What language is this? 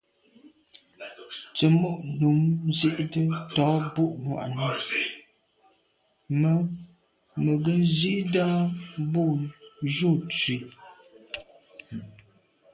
Medumba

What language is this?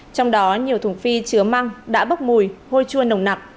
Vietnamese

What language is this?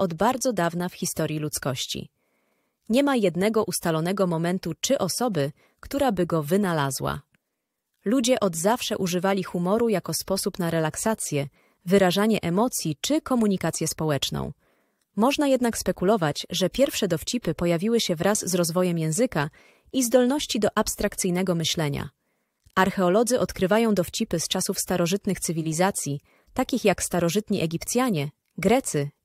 Polish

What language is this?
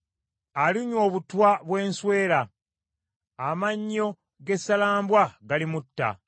Ganda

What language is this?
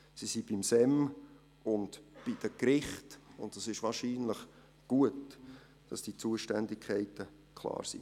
Swiss German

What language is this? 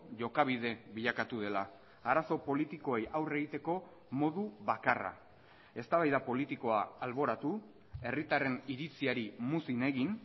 Basque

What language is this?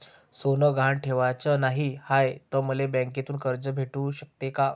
Marathi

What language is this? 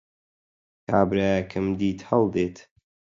Central Kurdish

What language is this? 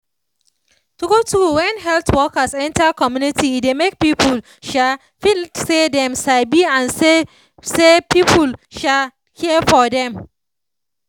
Nigerian Pidgin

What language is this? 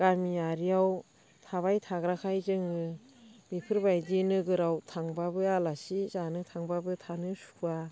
Bodo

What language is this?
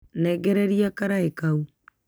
Kikuyu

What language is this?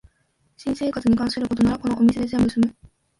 Japanese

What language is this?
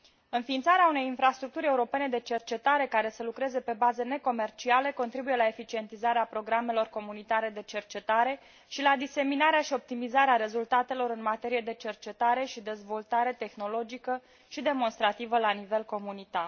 Romanian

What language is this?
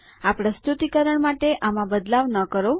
Gujarati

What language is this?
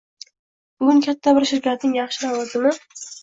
Uzbek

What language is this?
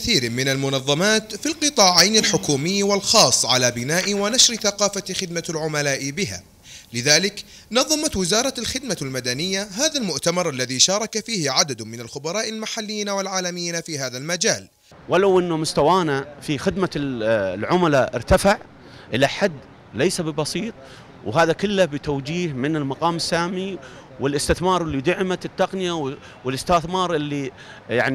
Arabic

